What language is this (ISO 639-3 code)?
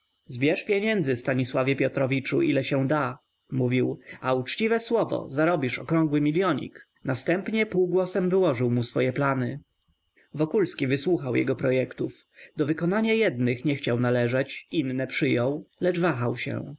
pol